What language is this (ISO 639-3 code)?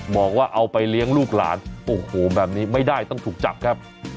tha